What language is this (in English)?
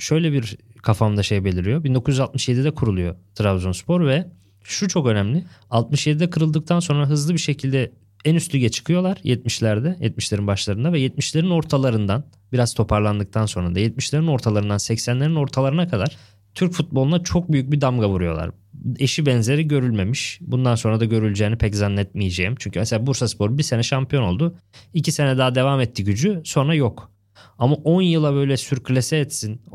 Turkish